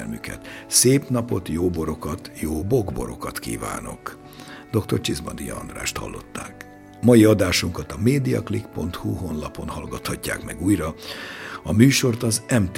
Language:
Hungarian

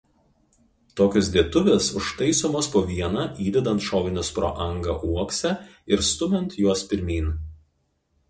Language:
Lithuanian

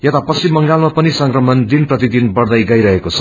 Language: Nepali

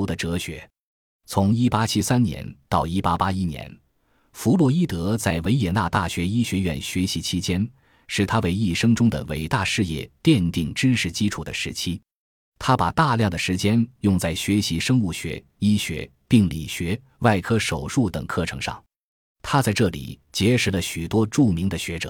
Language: Chinese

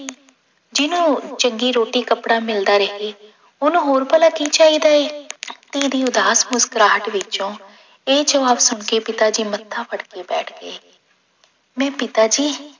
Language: Punjabi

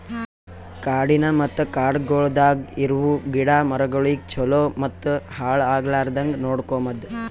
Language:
Kannada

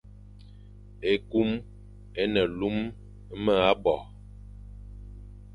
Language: Fang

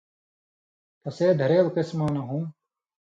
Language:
Indus Kohistani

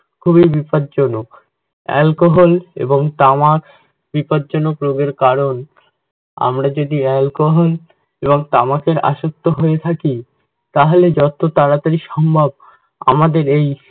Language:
Bangla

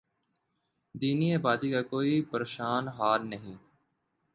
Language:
Urdu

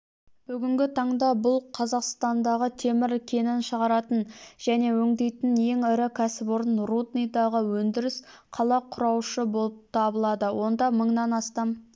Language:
Kazakh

